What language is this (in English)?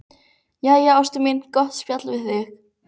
Icelandic